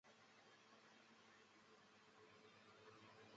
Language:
Chinese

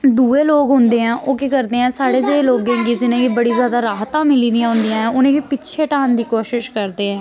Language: Dogri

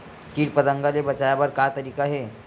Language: Chhattisgarhi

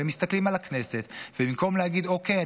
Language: Hebrew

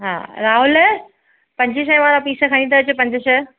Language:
Sindhi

